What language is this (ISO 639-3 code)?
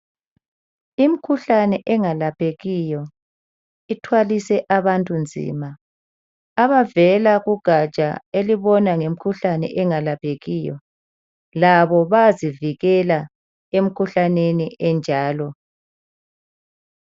nde